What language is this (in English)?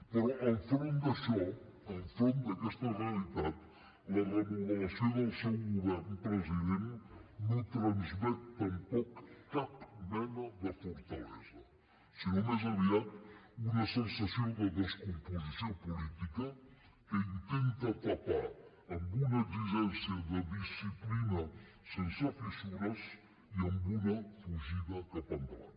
Catalan